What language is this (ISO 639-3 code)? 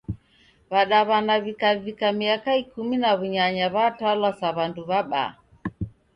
dav